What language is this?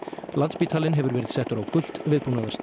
Icelandic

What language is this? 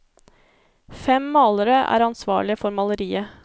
Norwegian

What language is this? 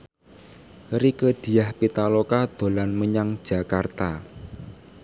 Javanese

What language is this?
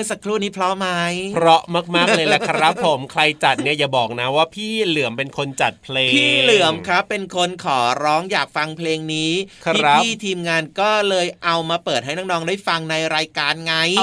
Thai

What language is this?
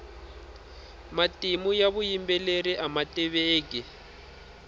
Tsonga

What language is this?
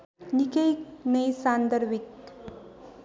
Nepali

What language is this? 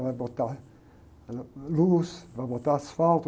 Portuguese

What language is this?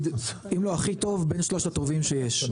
Hebrew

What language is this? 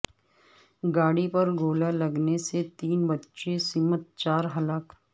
Urdu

